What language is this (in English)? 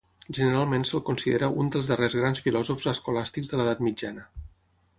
Catalan